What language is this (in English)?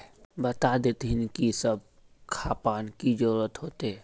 Magahi